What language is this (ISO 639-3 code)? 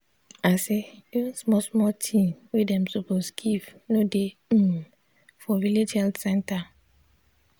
pcm